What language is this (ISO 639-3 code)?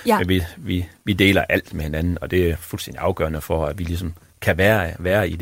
dan